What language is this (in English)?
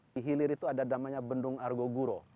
Indonesian